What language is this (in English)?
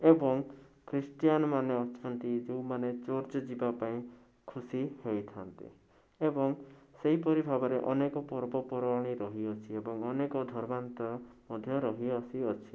Odia